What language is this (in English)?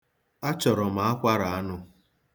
Igbo